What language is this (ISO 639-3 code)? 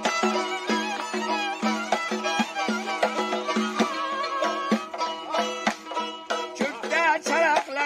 ara